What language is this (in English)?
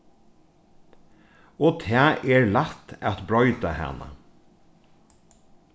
Faroese